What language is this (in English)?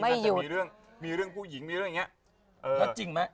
Thai